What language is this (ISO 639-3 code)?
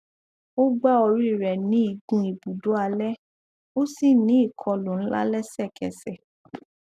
yor